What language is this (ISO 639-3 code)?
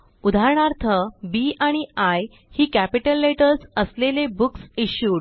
mar